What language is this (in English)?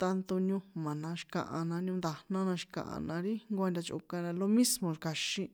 San Juan Atzingo Popoloca